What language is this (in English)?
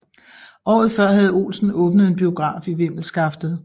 Danish